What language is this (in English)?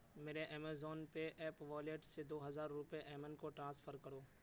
Urdu